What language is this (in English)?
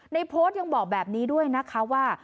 Thai